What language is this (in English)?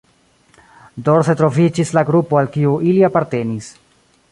Esperanto